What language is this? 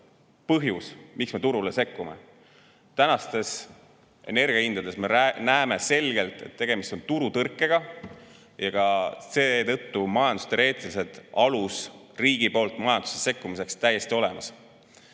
Estonian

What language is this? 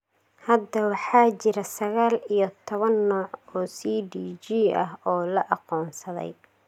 Somali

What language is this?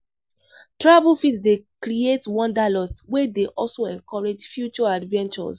Nigerian Pidgin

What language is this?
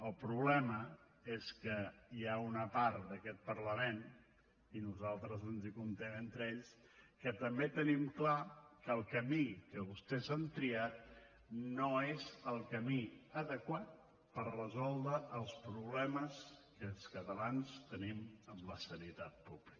Catalan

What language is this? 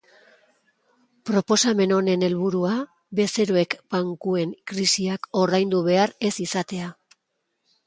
Basque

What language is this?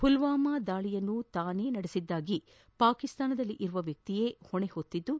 Kannada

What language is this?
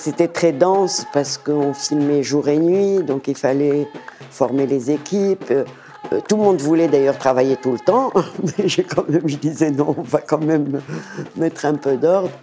French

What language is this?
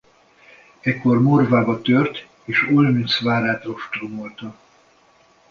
Hungarian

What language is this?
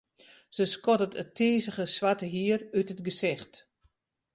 Western Frisian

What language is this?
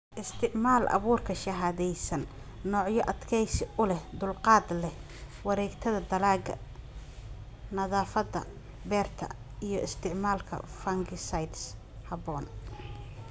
Somali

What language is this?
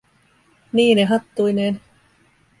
Finnish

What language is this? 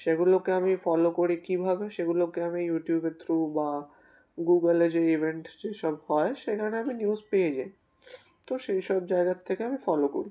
Bangla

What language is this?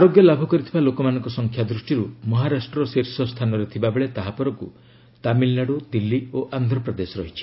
Odia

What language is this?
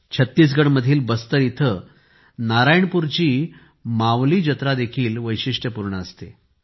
Marathi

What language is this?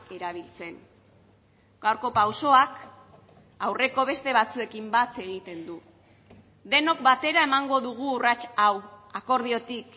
Basque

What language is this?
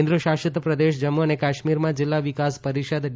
Gujarati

